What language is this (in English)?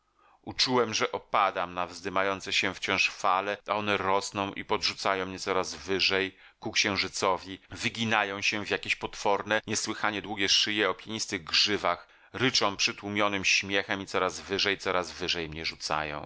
Polish